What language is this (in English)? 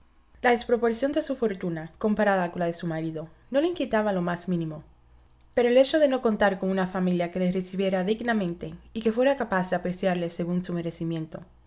Spanish